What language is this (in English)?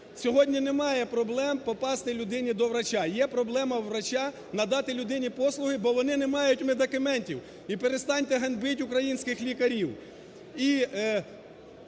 Ukrainian